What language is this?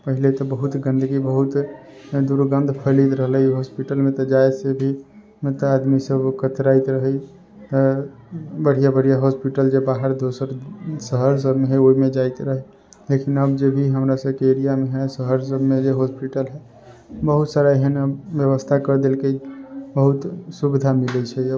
Maithili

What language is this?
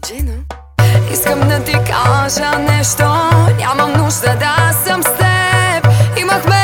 Bulgarian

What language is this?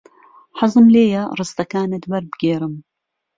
Central Kurdish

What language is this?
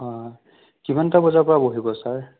Assamese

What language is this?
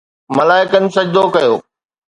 Sindhi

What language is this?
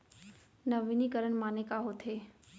Chhattisgarhi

